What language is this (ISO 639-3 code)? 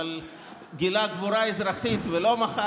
heb